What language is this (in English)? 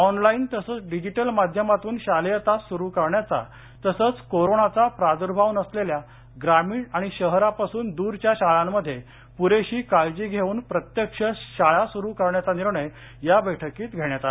Marathi